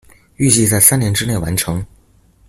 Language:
Chinese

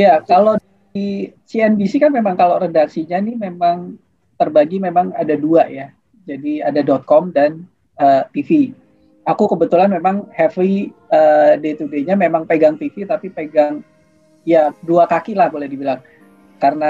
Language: Indonesian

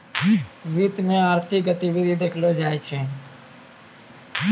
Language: Maithili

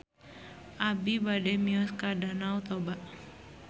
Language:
Sundanese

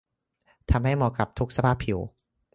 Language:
Thai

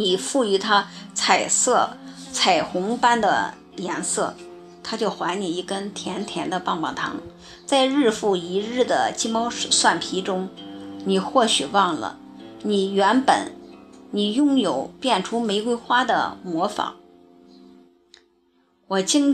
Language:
Chinese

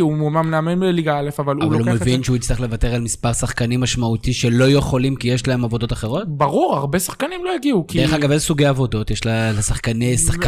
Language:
Hebrew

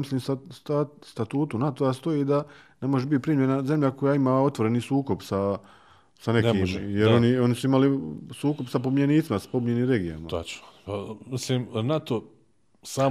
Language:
Croatian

